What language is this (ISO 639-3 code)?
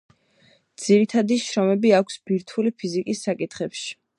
kat